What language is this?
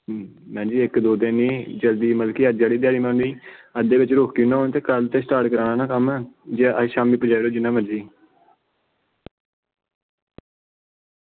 Dogri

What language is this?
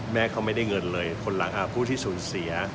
Thai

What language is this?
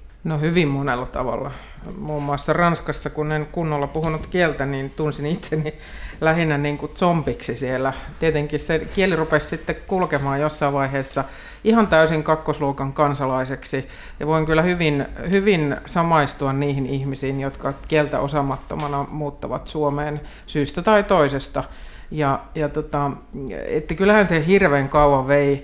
Finnish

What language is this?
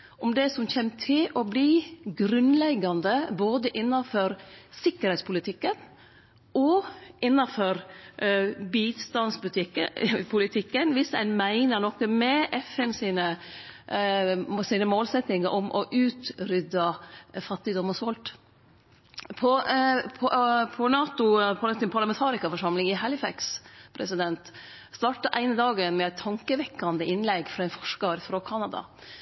Norwegian Nynorsk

